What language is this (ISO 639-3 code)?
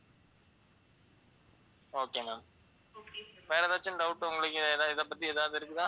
tam